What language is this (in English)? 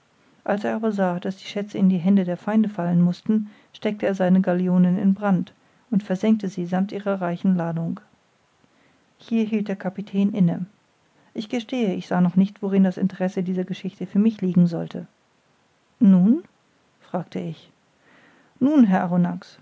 German